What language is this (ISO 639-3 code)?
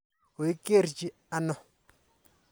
kln